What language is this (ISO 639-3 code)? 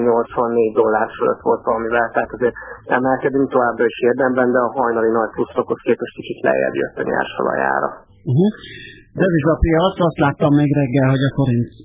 hun